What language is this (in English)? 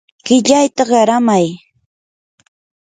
Yanahuanca Pasco Quechua